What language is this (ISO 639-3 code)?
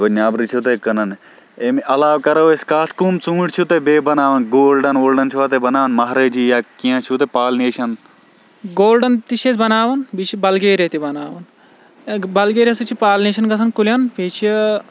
kas